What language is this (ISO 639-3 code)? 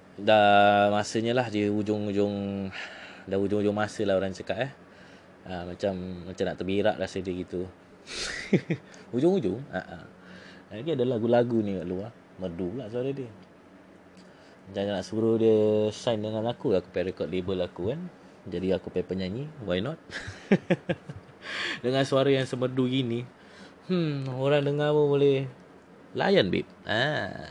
msa